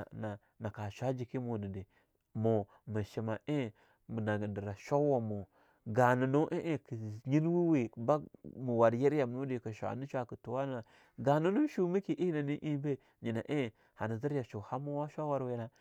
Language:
Longuda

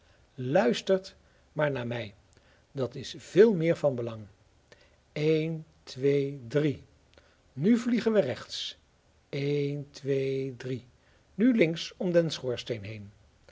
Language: Dutch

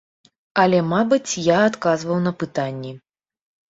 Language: Belarusian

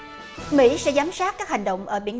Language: Vietnamese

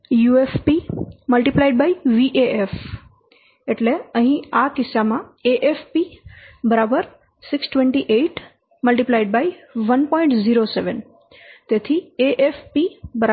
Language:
Gujarati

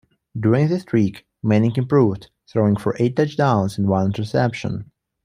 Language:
English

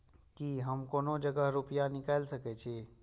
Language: Maithili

